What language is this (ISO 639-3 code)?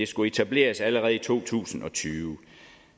dan